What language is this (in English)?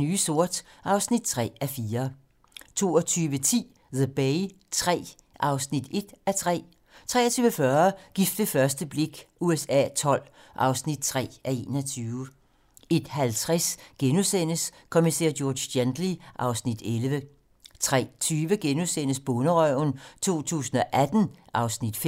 Danish